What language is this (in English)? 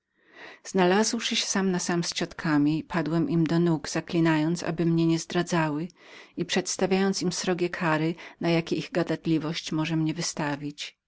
Polish